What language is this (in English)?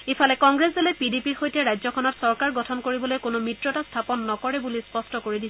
Assamese